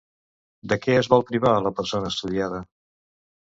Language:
Catalan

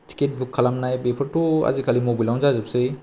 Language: Bodo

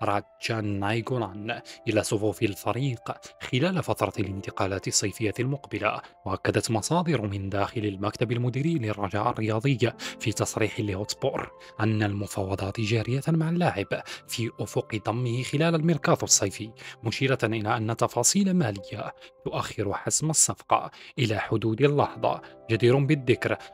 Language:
Arabic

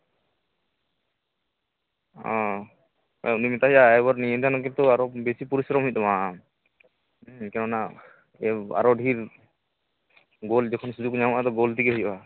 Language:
Santali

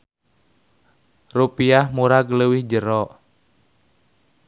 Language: Sundanese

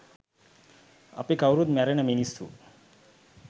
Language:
Sinhala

